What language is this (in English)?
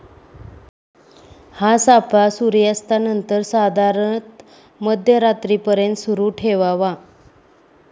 Marathi